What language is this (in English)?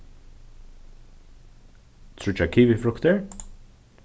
Faroese